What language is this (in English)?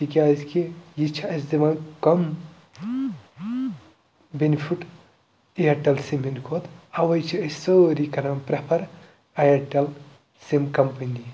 Kashmiri